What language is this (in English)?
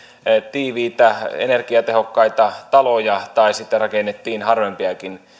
Finnish